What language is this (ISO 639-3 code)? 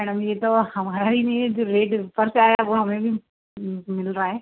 hin